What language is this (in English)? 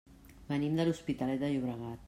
Catalan